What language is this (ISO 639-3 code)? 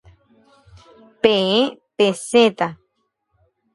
grn